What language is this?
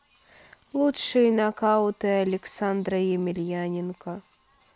Russian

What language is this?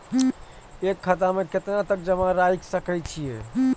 Maithili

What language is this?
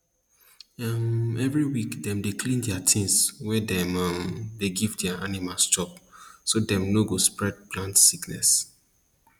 Nigerian Pidgin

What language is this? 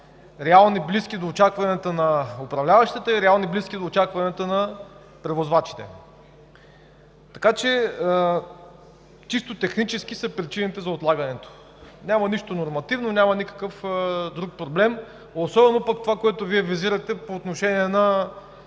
Bulgarian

